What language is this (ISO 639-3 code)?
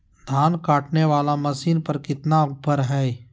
mag